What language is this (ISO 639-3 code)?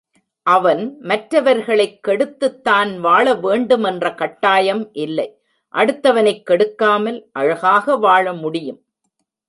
tam